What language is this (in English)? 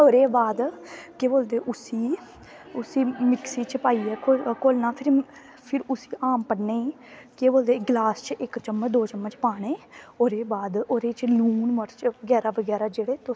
Dogri